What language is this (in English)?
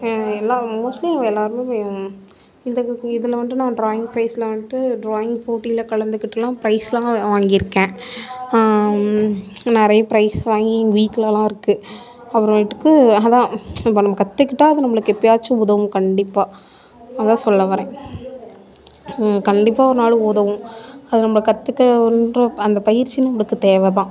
Tamil